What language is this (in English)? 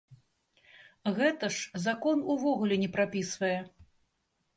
Belarusian